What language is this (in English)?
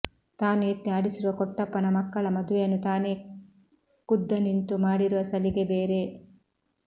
Kannada